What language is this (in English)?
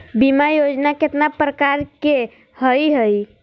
Magahi